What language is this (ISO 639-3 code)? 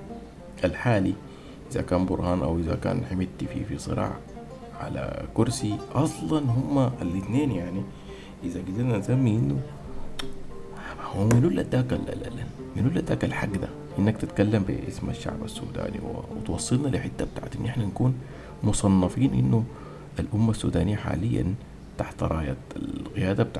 ara